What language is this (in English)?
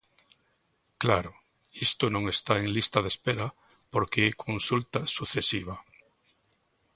Galician